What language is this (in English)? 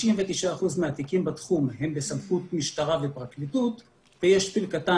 Hebrew